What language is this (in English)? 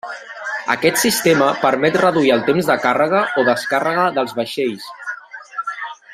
Catalan